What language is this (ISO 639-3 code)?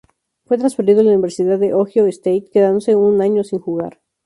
spa